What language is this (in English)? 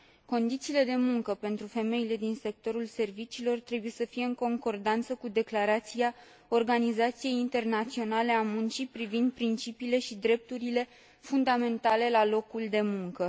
Romanian